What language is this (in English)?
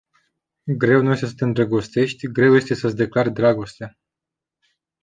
Romanian